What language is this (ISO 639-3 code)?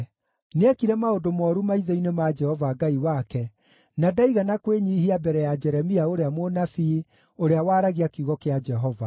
kik